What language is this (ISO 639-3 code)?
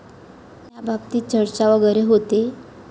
mar